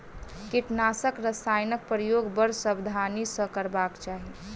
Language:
Maithili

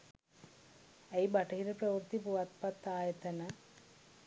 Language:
Sinhala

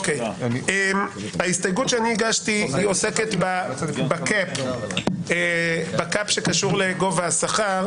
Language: Hebrew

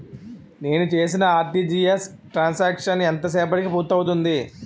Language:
Telugu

